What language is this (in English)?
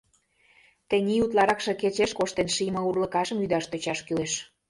Mari